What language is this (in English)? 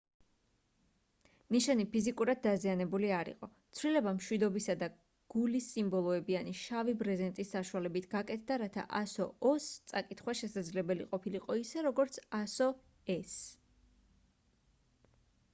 Georgian